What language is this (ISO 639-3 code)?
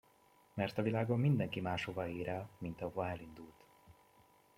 hun